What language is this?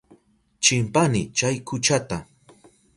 Southern Pastaza Quechua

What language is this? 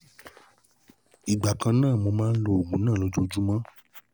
Yoruba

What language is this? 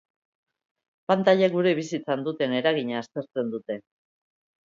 Basque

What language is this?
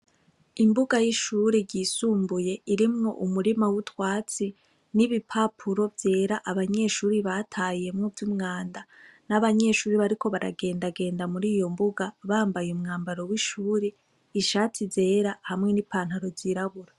Rundi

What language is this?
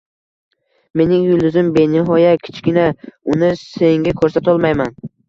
Uzbek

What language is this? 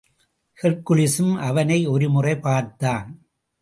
Tamil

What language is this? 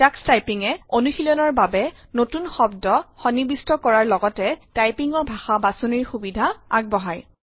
Assamese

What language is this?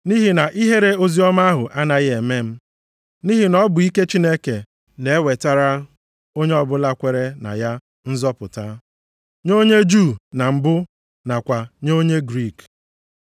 Igbo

